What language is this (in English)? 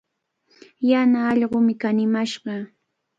Cajatambo North Lima Quechua